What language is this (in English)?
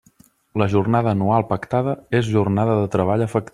Catalan